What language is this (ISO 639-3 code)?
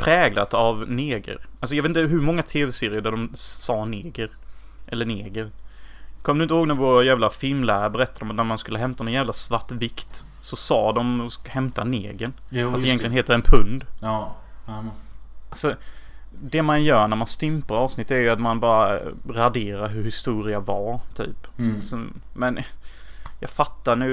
swe